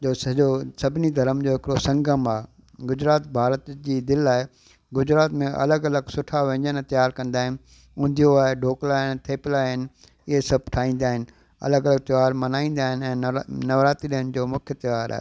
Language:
Sindhi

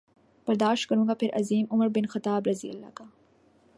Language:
Urdu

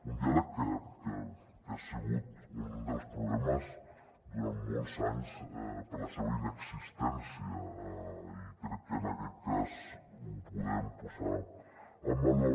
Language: Catalan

